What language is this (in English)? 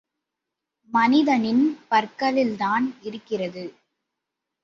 Tamil